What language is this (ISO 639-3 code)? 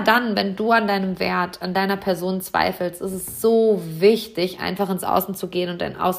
deu